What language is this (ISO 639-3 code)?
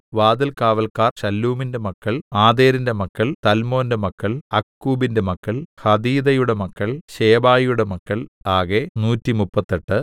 mal